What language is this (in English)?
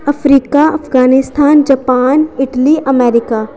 Dogri